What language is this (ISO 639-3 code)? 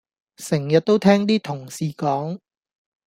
yue